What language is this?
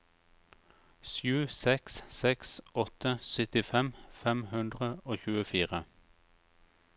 Norwegian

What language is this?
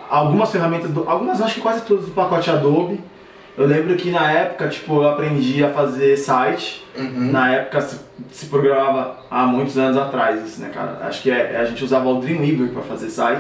Portuguese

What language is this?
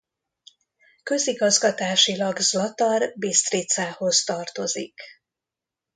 Hungarian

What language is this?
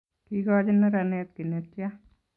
Kalenjin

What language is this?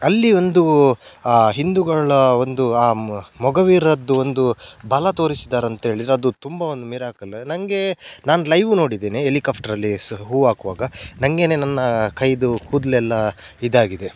Kannada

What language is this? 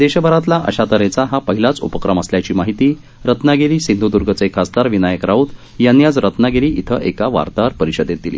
Marathi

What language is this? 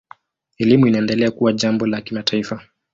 Swahili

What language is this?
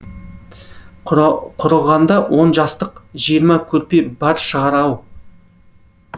Kazakh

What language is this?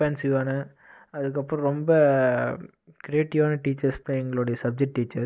Tamil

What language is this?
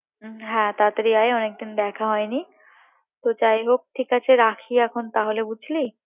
Bangla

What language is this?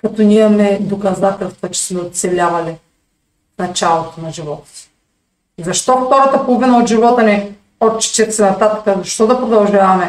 Bulgarian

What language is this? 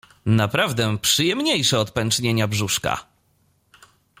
Polish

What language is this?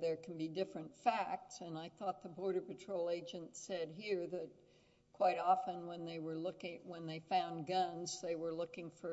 English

